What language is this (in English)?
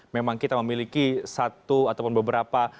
Indonesian